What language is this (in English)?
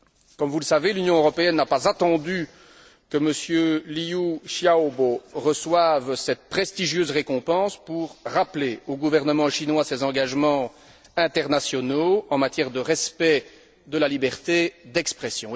French